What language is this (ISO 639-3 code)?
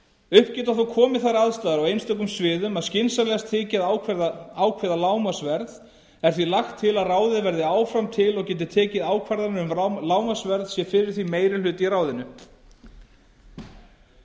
isl